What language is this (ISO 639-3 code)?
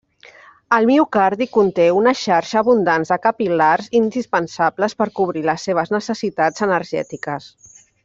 cat